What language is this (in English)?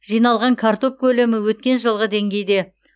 Kazakh